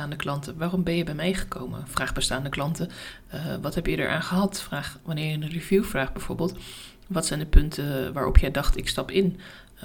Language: Dutch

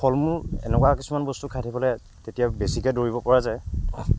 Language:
Assamese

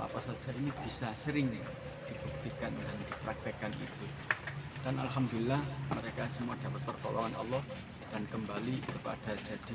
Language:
Indonesian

